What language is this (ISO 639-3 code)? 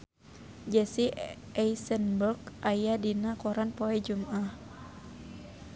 sun